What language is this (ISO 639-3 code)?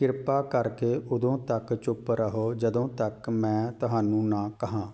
pan